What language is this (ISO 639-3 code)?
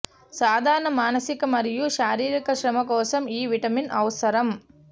tel